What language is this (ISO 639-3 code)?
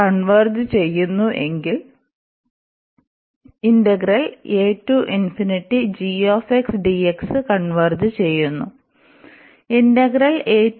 mal